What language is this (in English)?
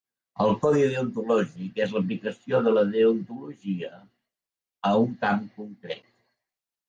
Catalan